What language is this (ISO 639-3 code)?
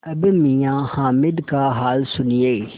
hin